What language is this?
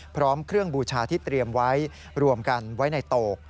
Thai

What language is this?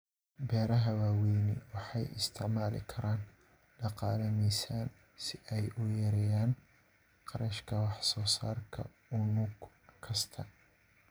Somali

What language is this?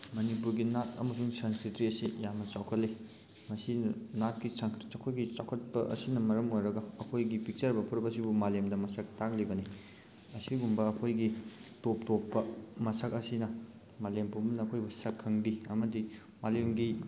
Manipuri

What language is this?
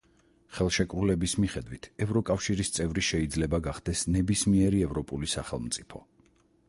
Georgian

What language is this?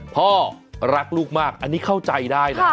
Thai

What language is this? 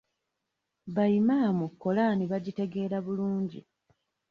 Ganda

